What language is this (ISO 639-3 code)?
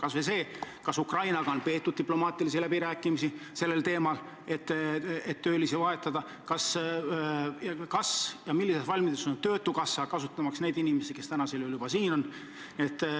est